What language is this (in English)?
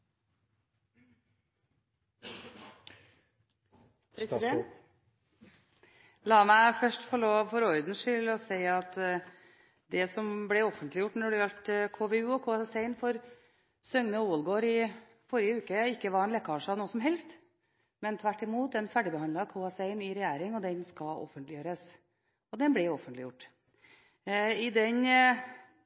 Norwegian Bokmål